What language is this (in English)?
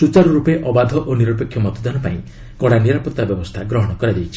Odia